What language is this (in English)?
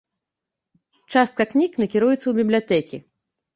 Belarusian